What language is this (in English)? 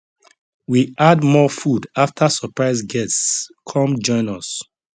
Nigerian Pidgin